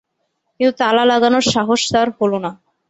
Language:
Bangla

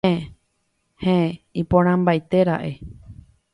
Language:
Guarani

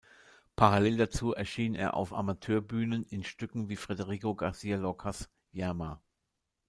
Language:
German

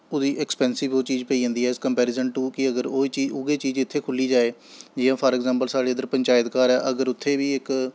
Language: Dogri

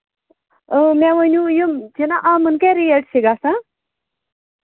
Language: Kashmiri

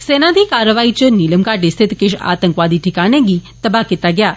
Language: Dogri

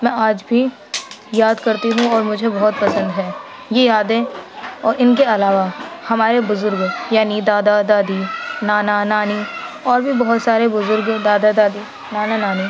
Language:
Urdu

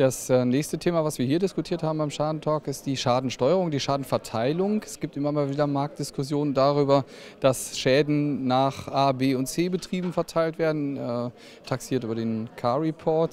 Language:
German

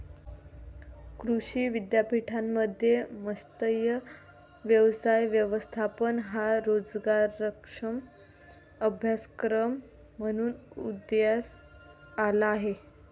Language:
Marathi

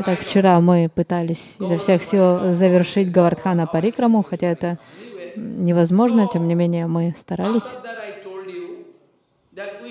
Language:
Russian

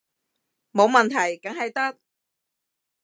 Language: Cantonese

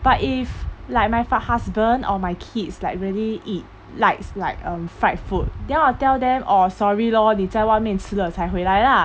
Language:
English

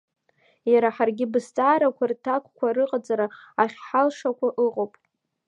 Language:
Abkhazian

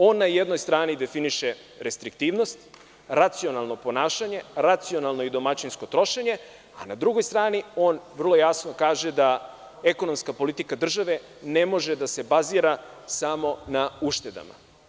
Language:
Serbian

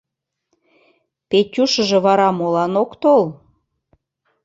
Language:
Mari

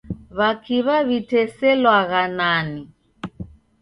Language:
Taita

